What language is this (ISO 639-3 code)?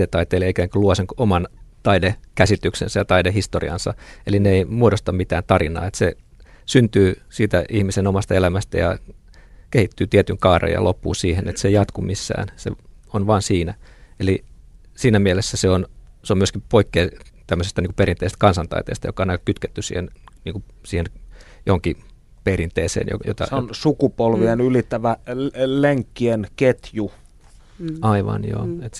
fin